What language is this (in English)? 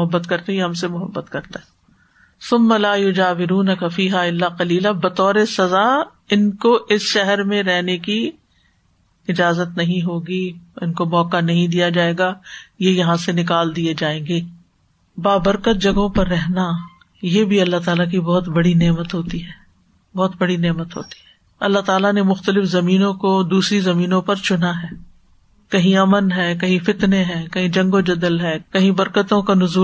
Urdu